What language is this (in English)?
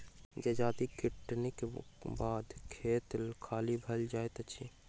Maithili